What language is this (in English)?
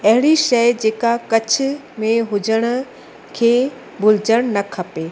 Sindhi